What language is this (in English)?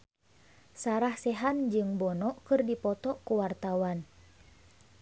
Sundanese